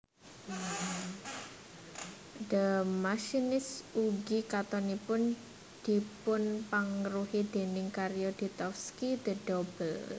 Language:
Javanese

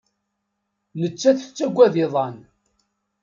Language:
Kabyle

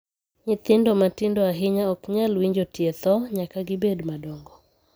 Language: Luo (Kenya and Tanzania)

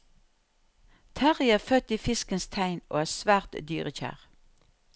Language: Norwegian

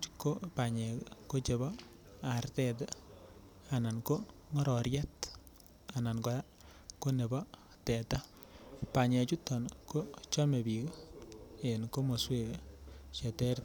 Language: Kalenjin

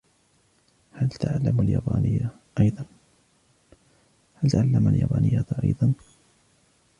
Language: Arabic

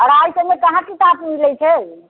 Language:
Maithili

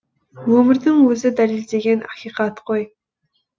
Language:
Kazakh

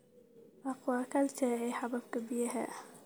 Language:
Somali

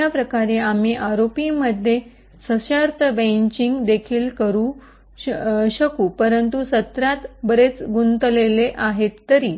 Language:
Marathi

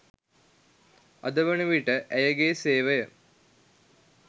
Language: Sinhala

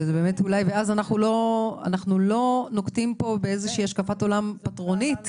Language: Hebrew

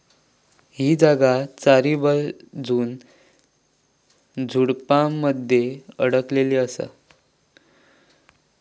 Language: Marathi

